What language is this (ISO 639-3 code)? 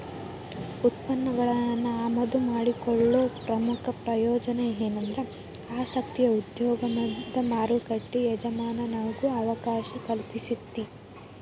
kan